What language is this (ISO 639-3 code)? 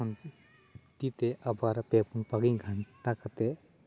sat